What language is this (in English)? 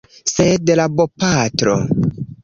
Esperanto